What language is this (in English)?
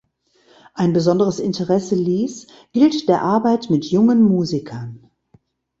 German